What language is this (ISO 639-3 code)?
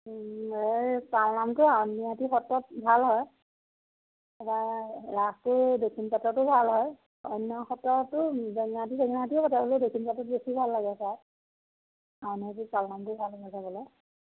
asm